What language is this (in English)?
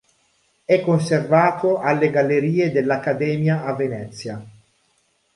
Italian